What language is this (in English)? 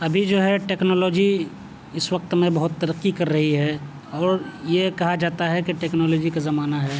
Urdu